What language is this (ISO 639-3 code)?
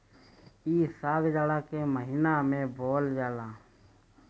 bho